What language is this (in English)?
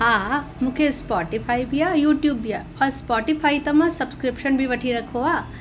Sindhi